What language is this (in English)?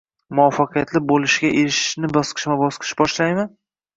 Uzbek